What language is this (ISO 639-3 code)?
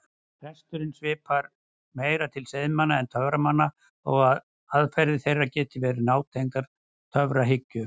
isl